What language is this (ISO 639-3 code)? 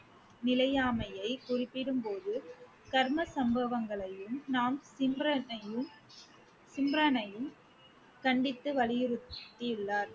tam